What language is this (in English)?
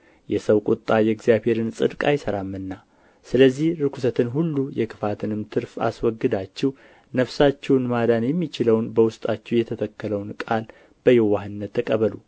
Amharic